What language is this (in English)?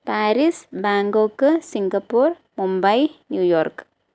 Malayalam